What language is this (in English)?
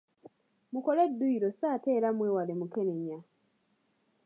Ganda